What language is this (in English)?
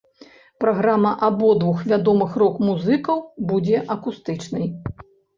Belarusian